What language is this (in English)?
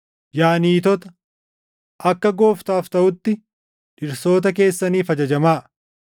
Oromo